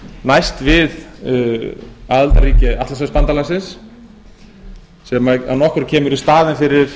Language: Icelandic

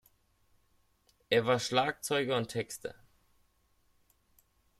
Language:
German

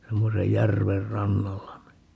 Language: Finnish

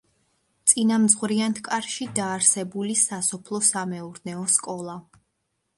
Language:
Georgian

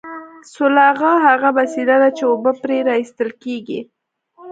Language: Pashto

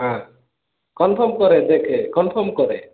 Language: Odia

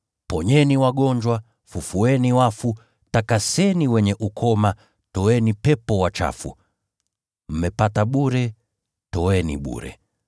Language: Swahili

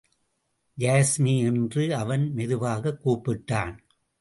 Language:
Tamil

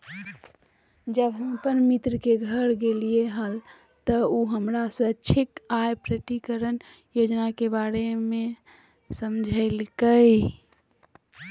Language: Magahi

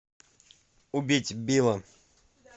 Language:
Russian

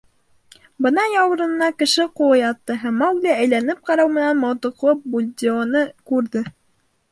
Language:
Bashkir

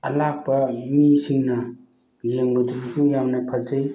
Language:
Manipuri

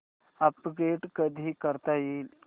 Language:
Marathi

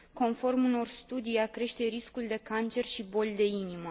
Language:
Romanian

